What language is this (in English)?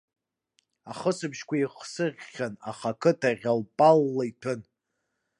Abkhazian